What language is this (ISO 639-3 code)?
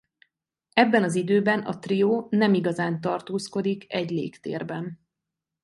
hun